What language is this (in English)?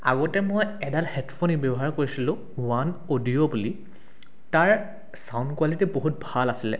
Assamese